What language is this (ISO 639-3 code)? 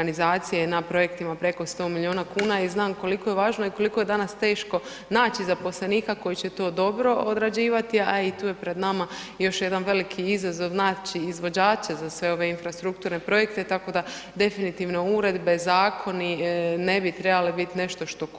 hrv